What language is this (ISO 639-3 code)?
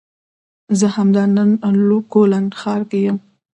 pus